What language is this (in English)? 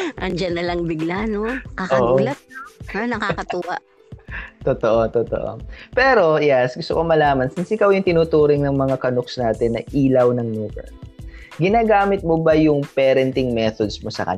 Filipino